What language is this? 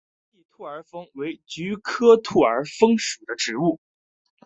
Chinese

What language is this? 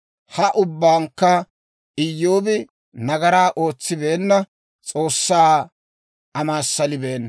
Dawro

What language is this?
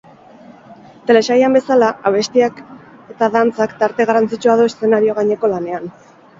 Basque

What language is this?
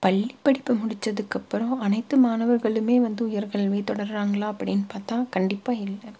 Tamil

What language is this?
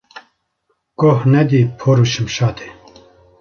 Kurdish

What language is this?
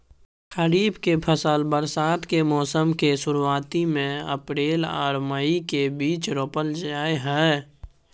Maithili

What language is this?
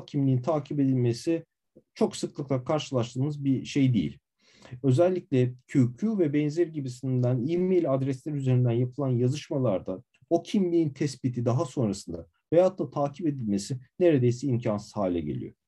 Turkish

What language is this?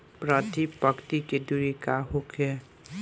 Bhojpuri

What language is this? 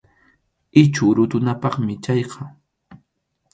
Arequipa-La Unión Quechua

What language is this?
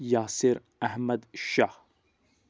Kashmiri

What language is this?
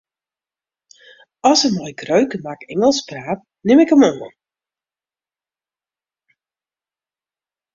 Western Frisian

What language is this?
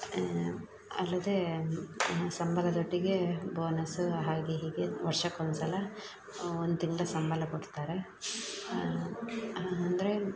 Kannada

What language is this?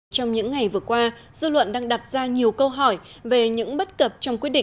Vietnamese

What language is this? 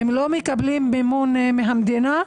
Hebrew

